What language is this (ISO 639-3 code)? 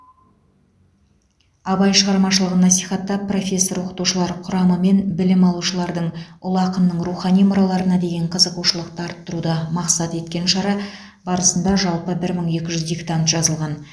kaz